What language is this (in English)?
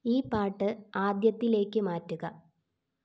Malayalam